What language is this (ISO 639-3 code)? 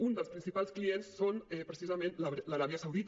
cat